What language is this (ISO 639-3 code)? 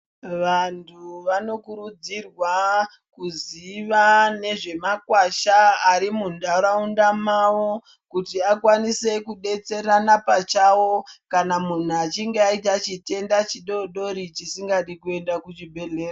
ndc